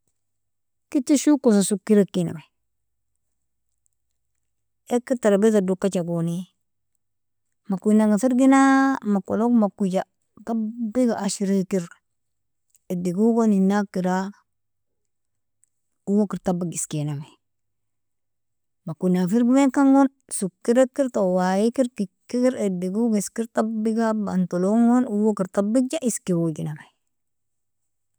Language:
Nobiin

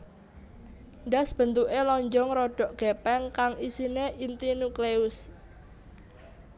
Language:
Javanese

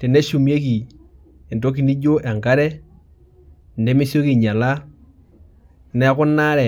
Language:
Masai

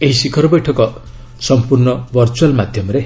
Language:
Odia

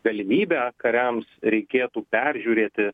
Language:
Lithuanian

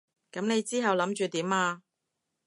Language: Cantonese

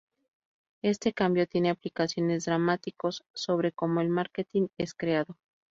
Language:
Spanish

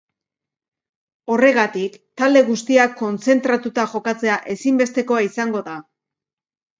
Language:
Basque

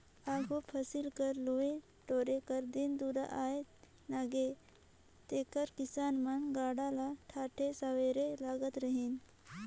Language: Chhattisgarhi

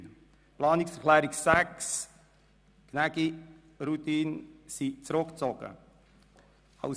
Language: Swiss German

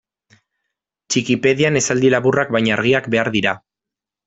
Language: Basque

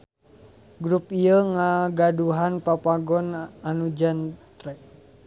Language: Sundanese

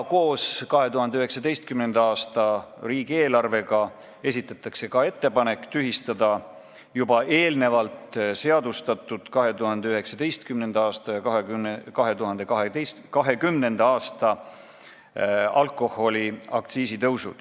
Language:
Estonian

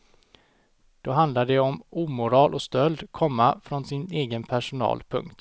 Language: Swedish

